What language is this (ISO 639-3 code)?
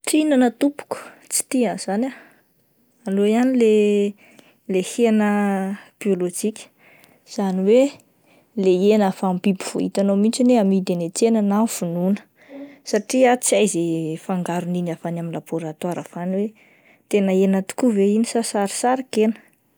mlg